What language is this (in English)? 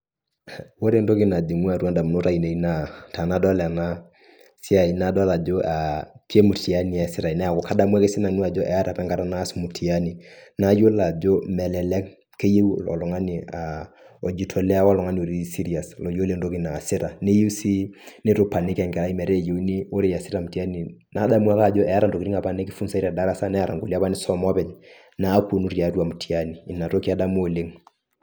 Masai